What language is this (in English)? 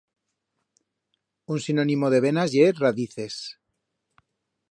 Aragonese